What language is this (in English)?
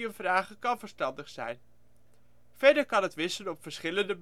Dutch